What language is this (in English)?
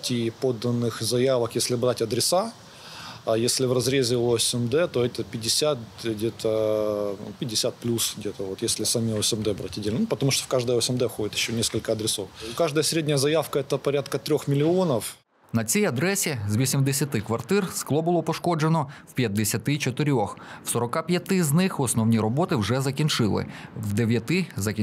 Ukrainian